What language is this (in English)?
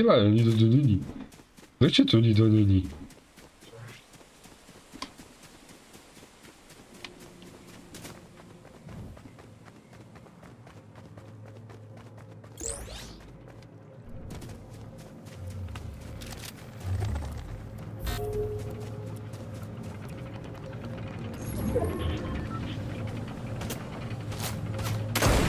Czech